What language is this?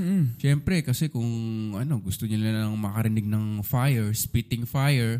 Filipino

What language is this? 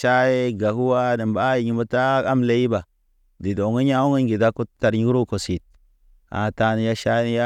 Naba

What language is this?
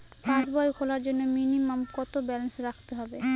Bangla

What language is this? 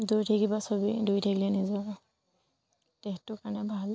Assamese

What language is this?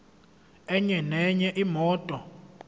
Zulu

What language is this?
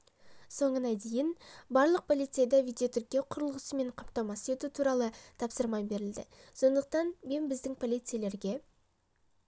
Kazakh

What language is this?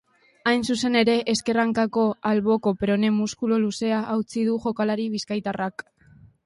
Basque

